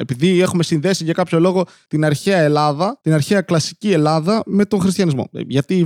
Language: Greek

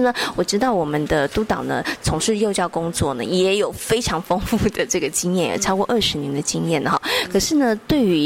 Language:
Chinese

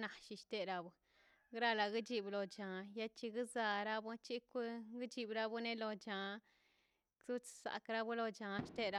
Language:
Mazaltepec Zapotec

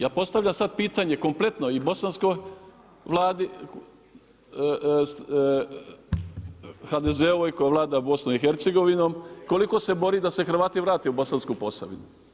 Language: Croatian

